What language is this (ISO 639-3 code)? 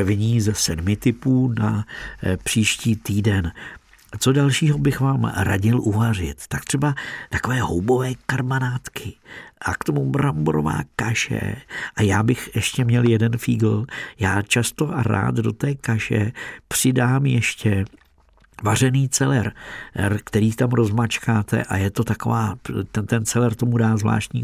ces